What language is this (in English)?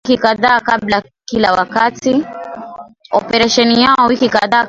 Swahili